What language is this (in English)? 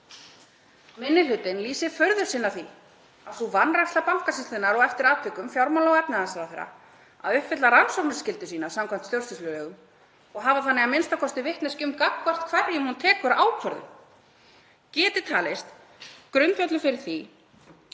Icelandic